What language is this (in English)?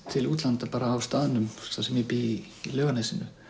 Icelandic